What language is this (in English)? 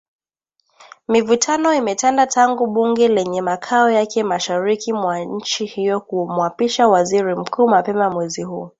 Swahili